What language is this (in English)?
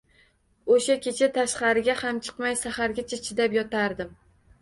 Uzbek